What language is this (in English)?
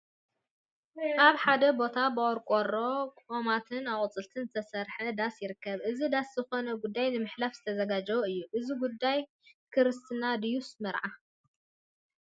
Tigrinya